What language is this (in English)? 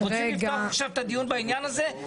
Hebrew